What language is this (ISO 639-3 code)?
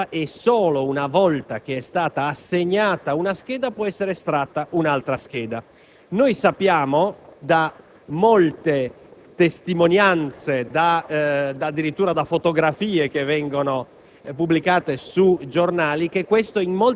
ita